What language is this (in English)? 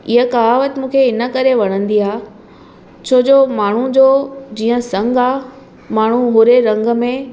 Sindhi